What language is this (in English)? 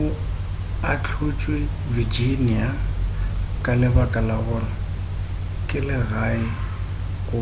Northern Sotho